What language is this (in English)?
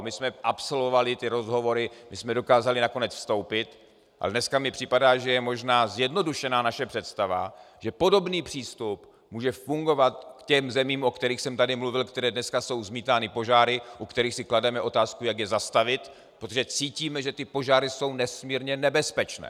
Czech